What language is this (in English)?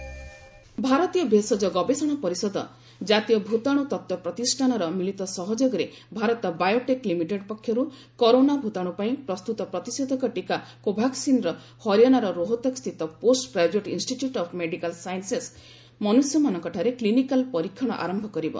Odia